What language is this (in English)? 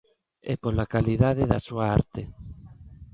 Galician